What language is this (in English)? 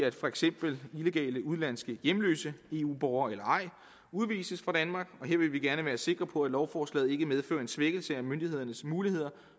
Danish